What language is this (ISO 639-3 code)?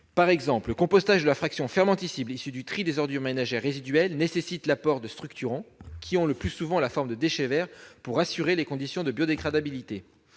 fra